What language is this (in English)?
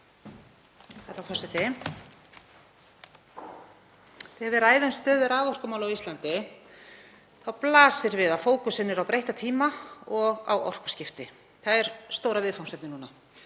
Icelandic